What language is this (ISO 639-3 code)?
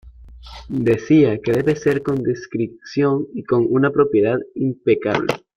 spa